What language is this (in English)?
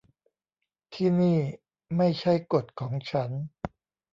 Thai